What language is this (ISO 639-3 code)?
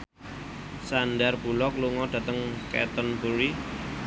jav